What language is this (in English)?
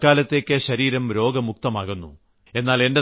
Malayalam